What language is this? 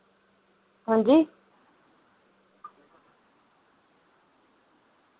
Dogri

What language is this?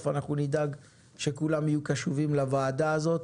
Hebrew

